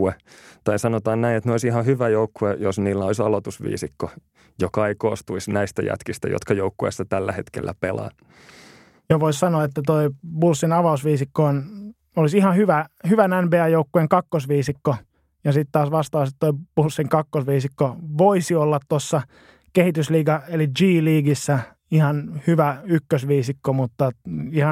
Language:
Finnish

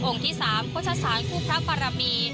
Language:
Thai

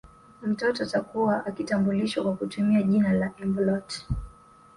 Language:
Swahili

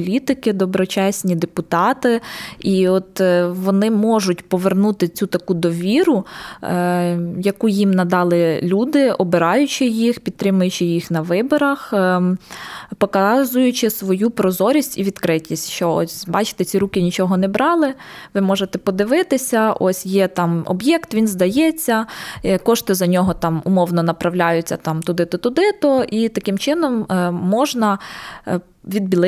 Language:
Ukrainian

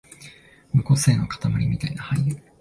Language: Japanese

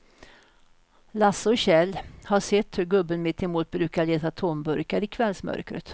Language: Swedish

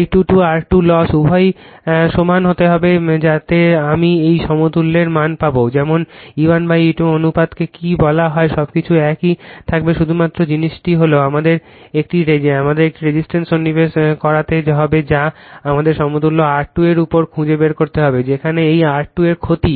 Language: Bangla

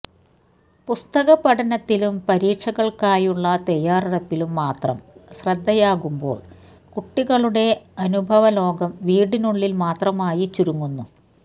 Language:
Malayalam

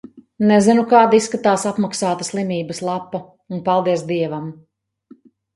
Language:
Latvian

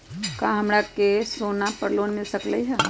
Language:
Magahi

